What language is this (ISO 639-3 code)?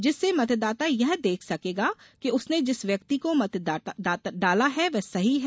hin